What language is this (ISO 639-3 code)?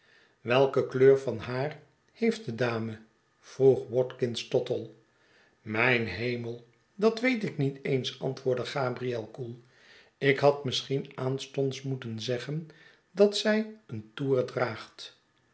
nld